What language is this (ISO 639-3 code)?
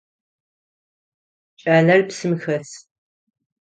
ady